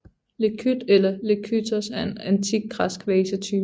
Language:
Danish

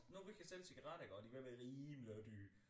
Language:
Danish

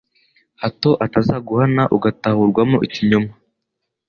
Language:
Kinyarwanda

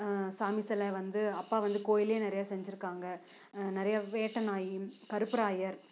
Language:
Tamil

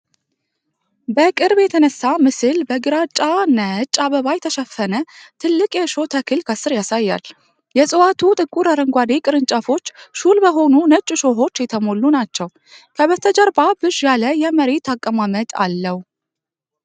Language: Amharic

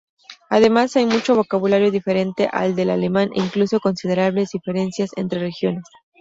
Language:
Spanish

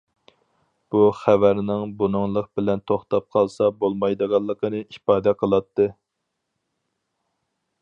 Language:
Uyghur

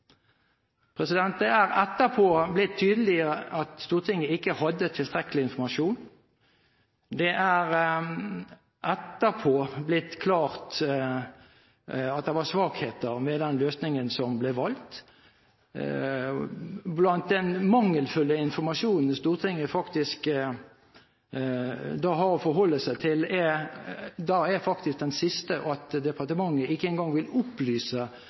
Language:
Norwegian Bokmål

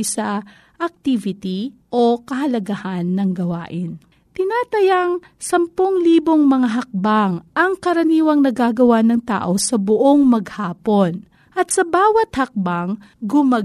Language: Filipino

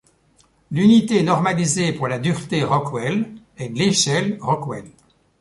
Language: French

